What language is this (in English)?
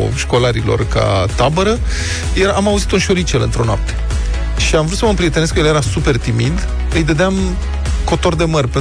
Romanian